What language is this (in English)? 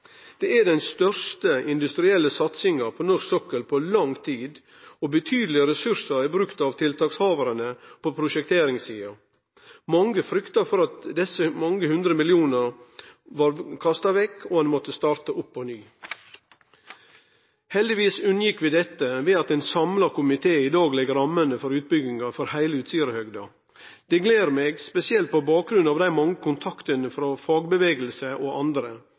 Norwegian Nynorsk